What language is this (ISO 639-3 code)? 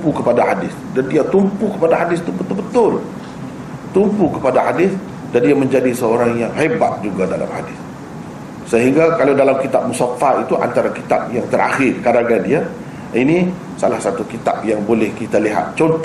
msa